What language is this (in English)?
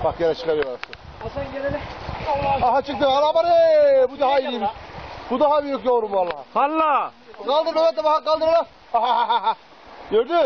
Turkish